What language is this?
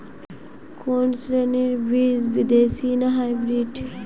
Bangla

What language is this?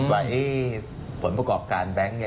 Thai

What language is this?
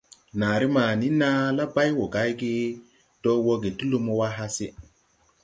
Tupuri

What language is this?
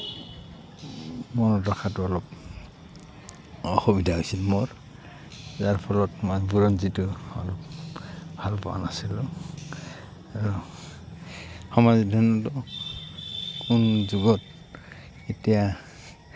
Assamese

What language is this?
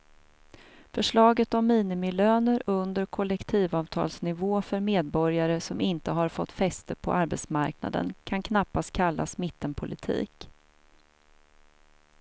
Swedish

